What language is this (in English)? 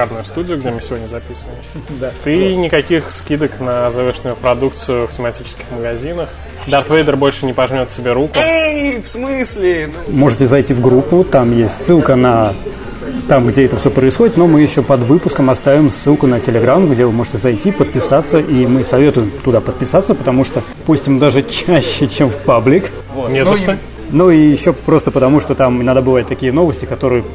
Russian